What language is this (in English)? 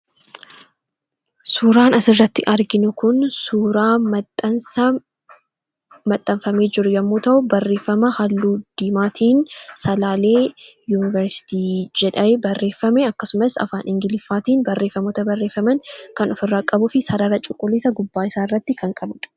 Oromo